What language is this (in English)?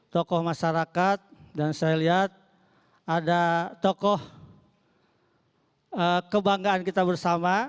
Indonesian